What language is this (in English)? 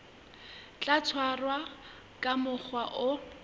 Southern Sotho